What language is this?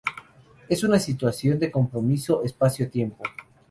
Spanish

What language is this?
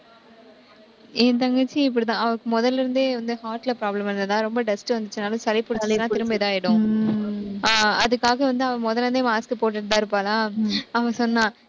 Tamil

